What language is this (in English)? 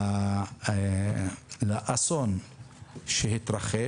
Hebrew